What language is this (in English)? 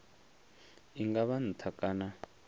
Venda